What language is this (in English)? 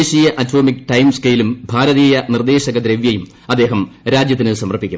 Malayalam